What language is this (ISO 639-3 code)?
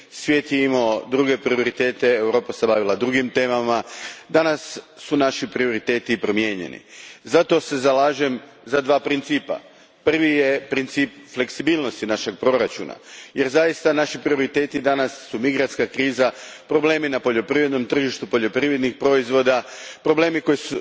hrv